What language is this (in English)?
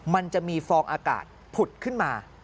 Thai